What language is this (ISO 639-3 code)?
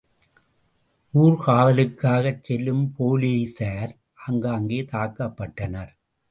tam